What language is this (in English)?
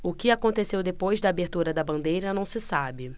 Portuguese